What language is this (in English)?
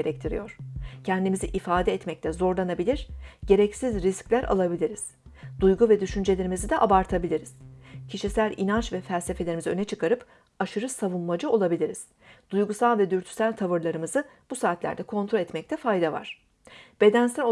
Turkish